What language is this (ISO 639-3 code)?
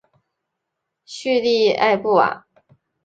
zho